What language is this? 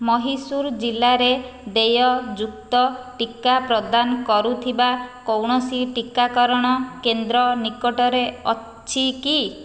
Odia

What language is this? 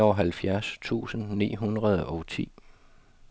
Danish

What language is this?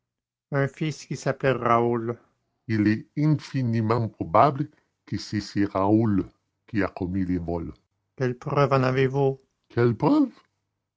French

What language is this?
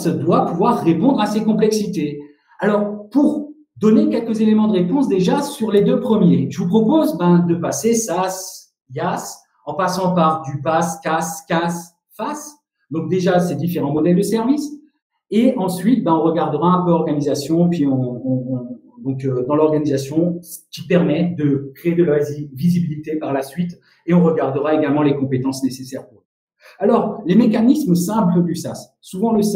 French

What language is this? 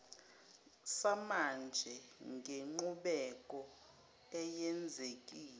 Zulu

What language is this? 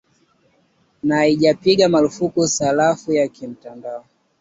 Swahili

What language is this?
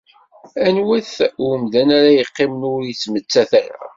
Kabyle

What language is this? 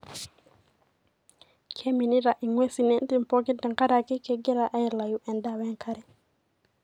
Masai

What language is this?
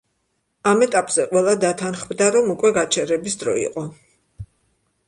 Georgian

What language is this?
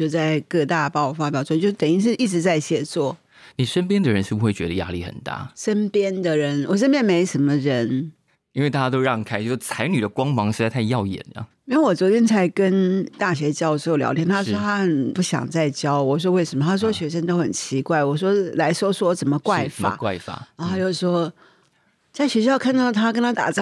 Chinese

